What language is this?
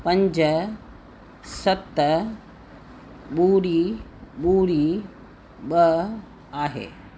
Sindhi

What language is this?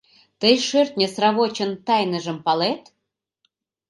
Mari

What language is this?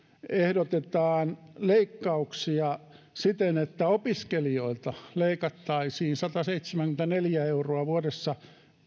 Finnish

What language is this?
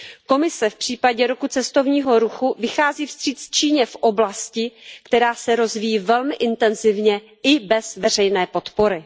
Czech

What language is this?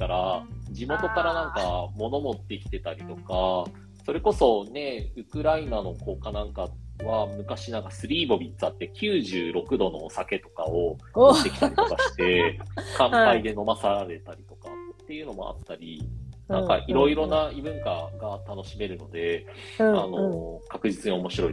Japanese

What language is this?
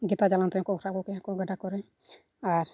Santali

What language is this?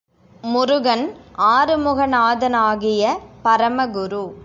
Tamil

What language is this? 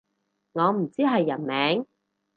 Cantonese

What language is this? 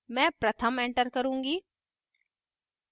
Hindi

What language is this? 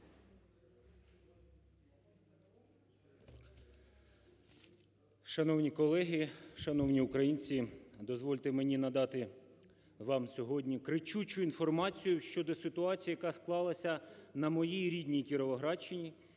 Ukrainian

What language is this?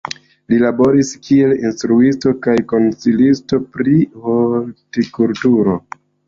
Esperanto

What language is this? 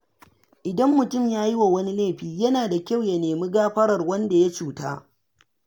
Hausa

